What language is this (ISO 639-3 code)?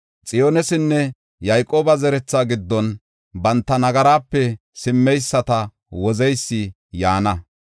gof